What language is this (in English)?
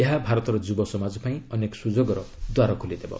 Odia